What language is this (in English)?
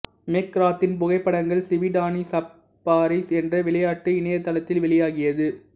Tamil